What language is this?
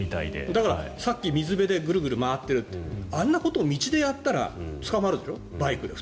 Japanese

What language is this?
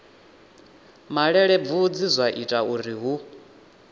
Venda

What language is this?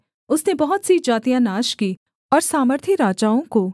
Hindi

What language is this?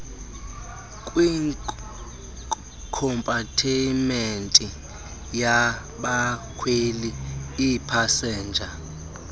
Xhosa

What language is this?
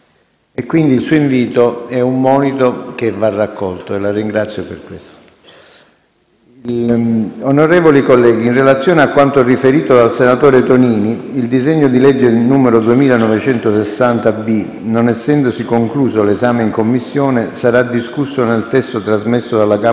Italian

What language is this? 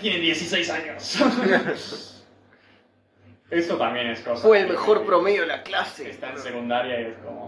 Spanish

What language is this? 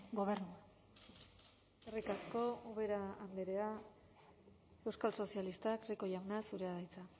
Basque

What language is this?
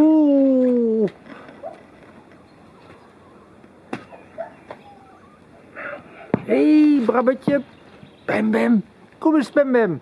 Dutch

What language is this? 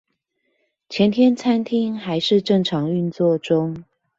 Chinese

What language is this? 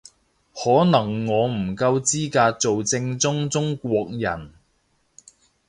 Cantonese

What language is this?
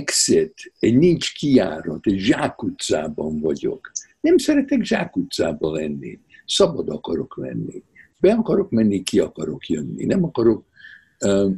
Hungarian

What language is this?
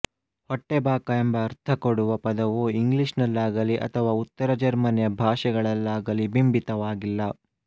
Kannada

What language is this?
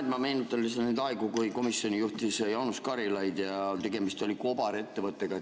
Estonian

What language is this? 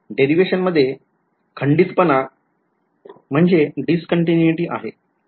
Marathi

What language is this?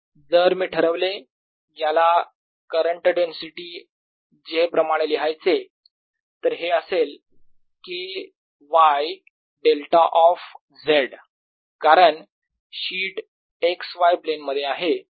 Marathi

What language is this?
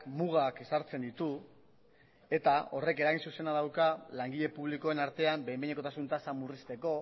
Basque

